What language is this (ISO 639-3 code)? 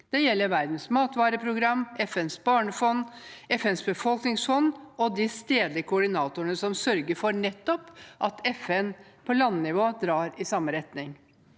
nor